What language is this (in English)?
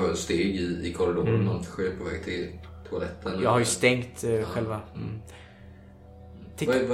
Swedish